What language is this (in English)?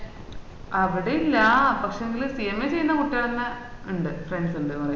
Malayalam